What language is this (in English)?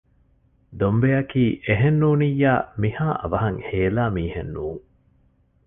Divehi